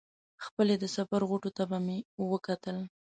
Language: Pashto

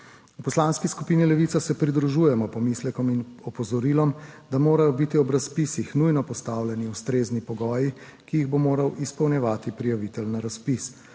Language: Slovenian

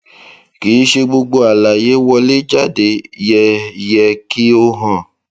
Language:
Yoruba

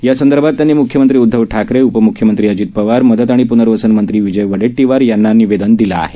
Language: Marathi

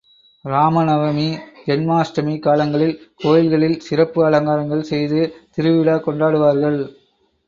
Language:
Tamil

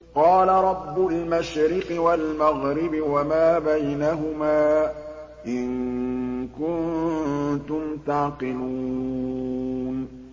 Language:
Arabic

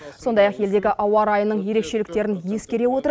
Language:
Kazakh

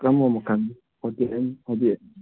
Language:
Manipuri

